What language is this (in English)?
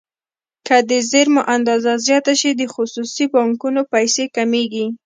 Pashto